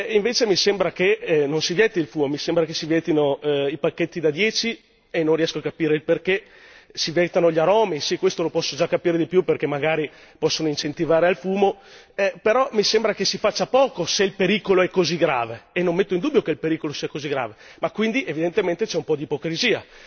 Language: Italian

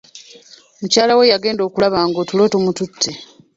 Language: Ganda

